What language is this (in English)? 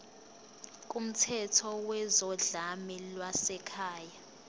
Zulu